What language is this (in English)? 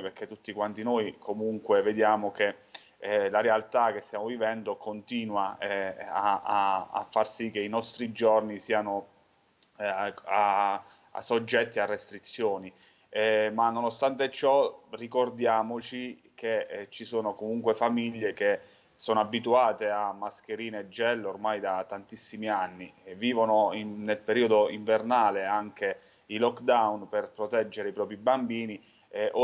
Italian